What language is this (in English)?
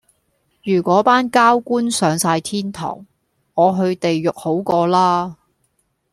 Cantonese